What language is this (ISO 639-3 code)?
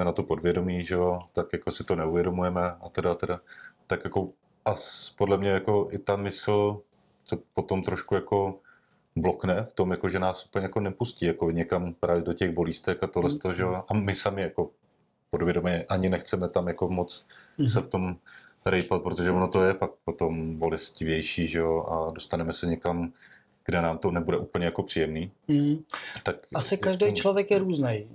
ces